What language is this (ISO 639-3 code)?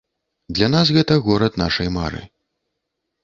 bel